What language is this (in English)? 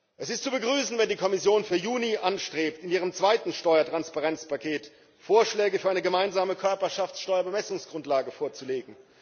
German